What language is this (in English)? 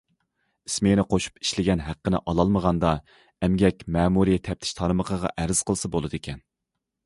Uyghur